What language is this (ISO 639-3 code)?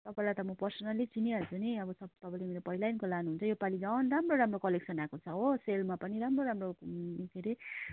nep